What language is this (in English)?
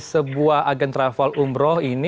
Indonesian